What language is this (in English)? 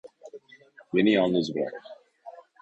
Turkish